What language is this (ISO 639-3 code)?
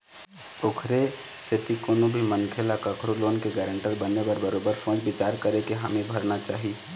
hne